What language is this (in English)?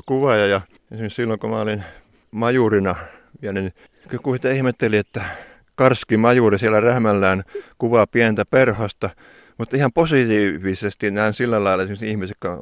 Finnish